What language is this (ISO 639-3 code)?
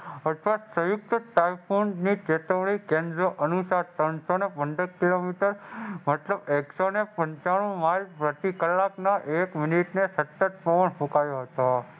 guj